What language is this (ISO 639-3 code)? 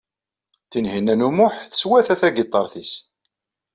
kab